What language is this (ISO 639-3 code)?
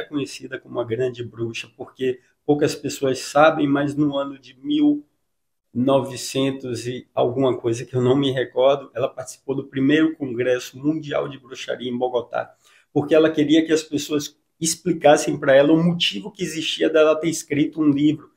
por